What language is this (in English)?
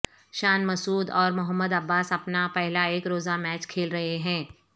Urdu